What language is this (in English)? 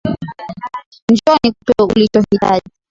Swahili